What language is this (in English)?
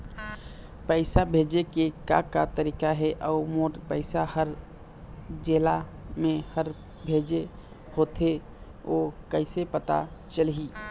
Chhattisgarhi